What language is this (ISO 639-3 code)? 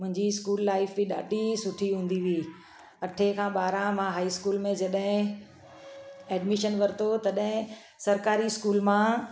snd